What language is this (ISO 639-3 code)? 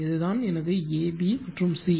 tam